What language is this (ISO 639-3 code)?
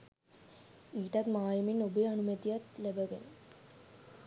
sin